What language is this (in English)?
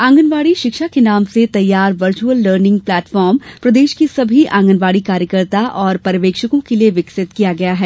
Hindi